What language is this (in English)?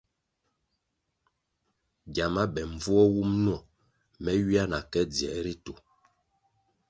Kwasio